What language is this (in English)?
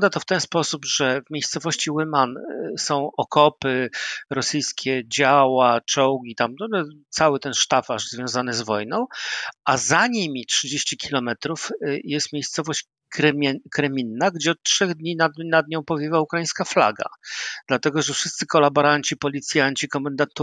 Polish